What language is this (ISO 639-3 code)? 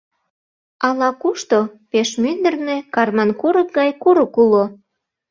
chm